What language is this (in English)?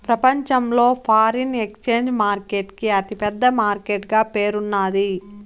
Telugu